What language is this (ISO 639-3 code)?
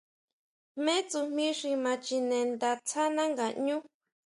mau